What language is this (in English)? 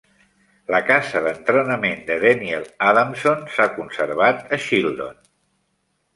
Catalan